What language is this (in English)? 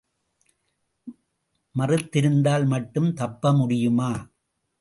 Tamil